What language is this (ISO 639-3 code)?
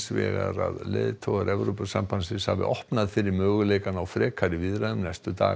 isl